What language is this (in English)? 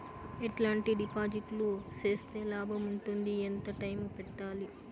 Telugu